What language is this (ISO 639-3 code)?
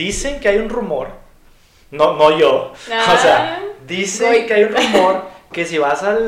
spa